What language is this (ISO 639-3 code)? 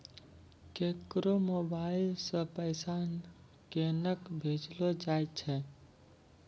mai